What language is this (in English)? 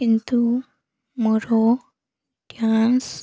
Odia